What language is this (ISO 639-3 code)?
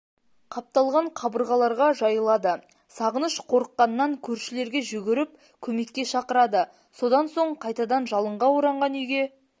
kaz